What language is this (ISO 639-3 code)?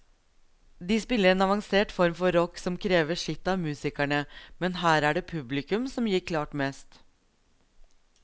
nor